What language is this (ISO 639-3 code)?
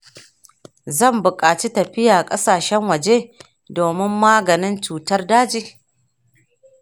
hau